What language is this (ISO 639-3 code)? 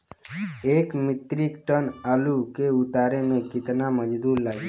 bho